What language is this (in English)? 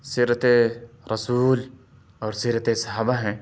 Urdu